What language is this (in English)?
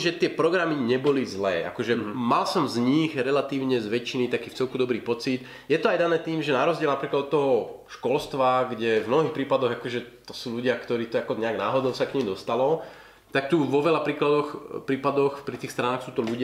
Slovak